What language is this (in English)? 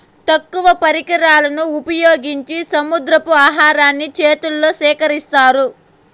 Telugu